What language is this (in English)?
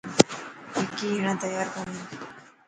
Dhatki